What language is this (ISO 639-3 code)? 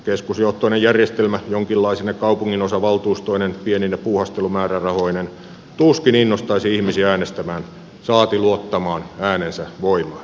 fin